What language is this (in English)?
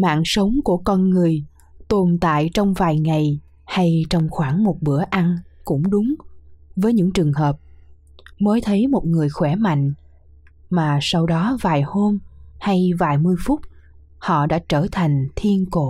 Vietnamese